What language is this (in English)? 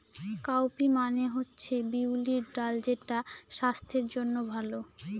Bangla